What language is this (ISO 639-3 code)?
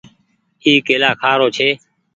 gig